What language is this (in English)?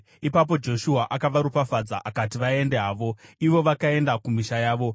Shona